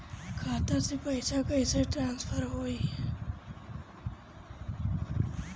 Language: Bhojpuri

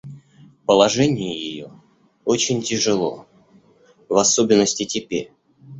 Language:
Russian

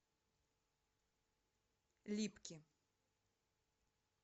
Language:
Russian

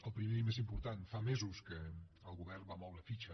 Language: Catalan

